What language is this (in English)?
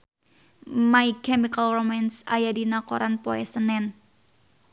Sundanese